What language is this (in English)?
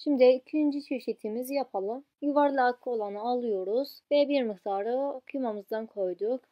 Turkish